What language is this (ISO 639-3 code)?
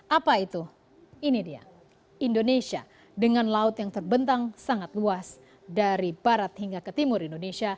ind